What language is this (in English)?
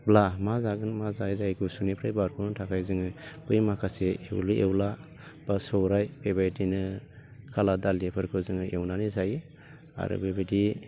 Bodo